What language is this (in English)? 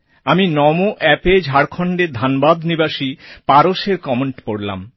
Bangla